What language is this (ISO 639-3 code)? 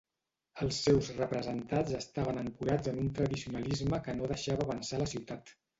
cat